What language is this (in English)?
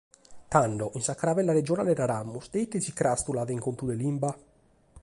Sardinian